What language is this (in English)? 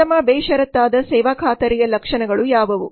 Kannada